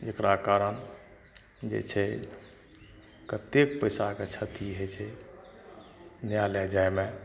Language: Maithili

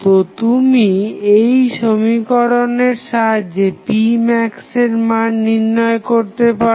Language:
Bangla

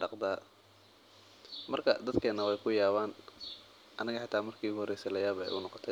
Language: Somali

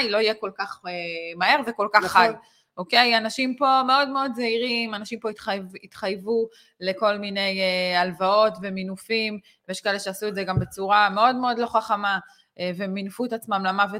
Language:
Hebrew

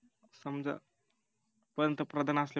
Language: Marathi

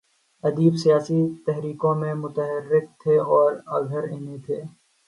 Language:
Urdu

